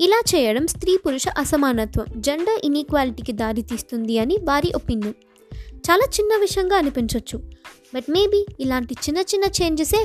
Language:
Telugu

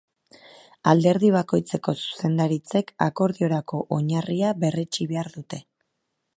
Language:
Basque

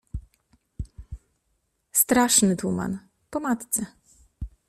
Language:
Polish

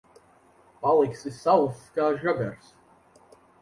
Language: Latvian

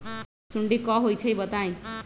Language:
Magahi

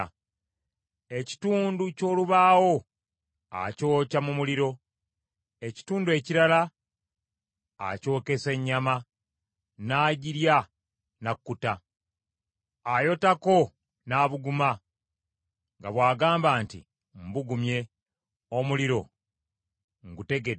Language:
Ganda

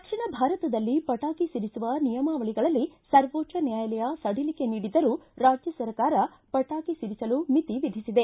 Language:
Kannada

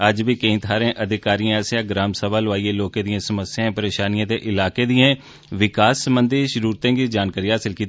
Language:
Dogri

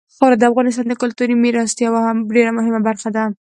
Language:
Pashto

